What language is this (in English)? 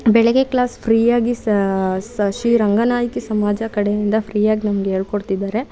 Kannada